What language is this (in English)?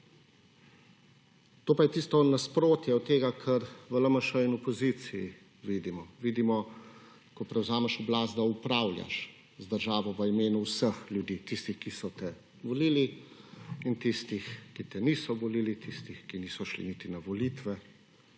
Slovenian